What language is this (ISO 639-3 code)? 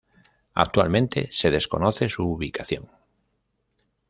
spa